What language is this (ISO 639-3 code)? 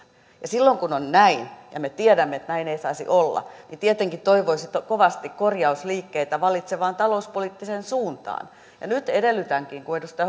fin